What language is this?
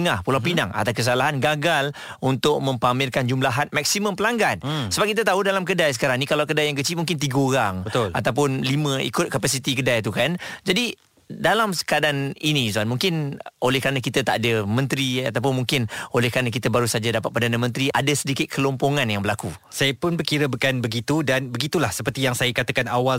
Malay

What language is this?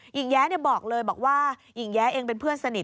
Thai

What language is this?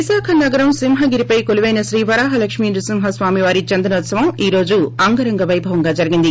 Telugu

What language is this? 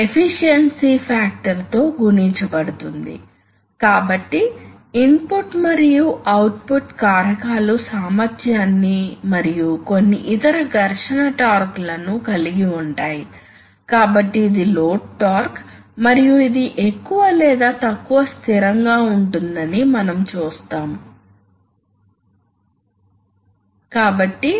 Telugu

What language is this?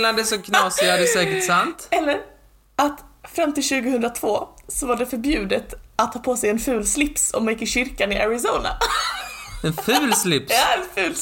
Swedish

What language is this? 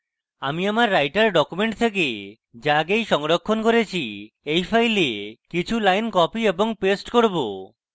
Bangla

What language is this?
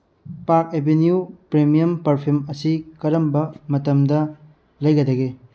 Manipuri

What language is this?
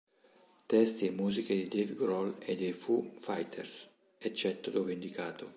Italian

